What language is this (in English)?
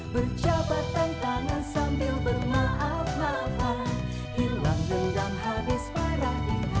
Indonesian